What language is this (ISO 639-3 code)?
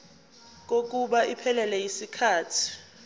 zul